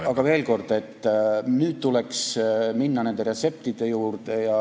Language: Estonian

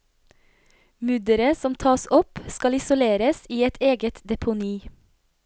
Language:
Norwegian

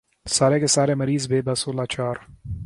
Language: Urdu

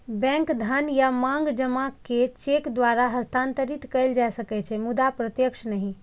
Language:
Maithili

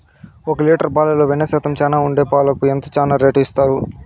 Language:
Telugu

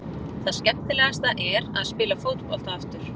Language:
Icelandic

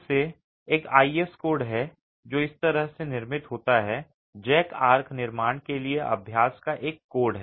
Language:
Hindi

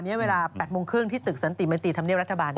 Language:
Thai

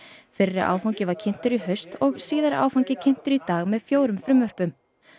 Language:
Icelandic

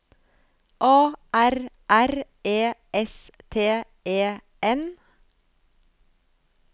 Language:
Norwegian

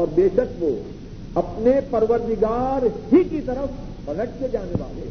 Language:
Urdu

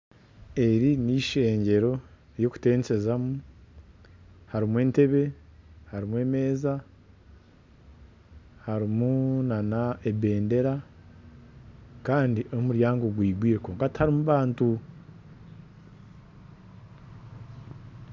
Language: Nyankole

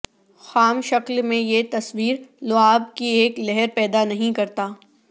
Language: Urdu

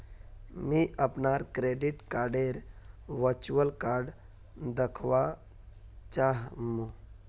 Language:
Magahi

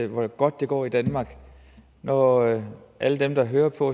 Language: Danish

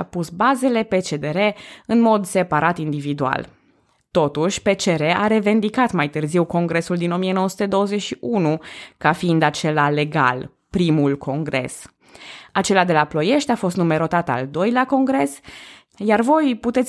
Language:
Romanian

